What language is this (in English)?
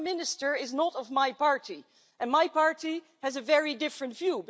English